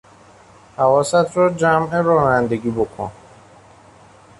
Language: Persian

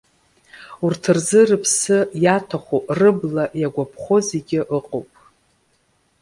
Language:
Abkhazian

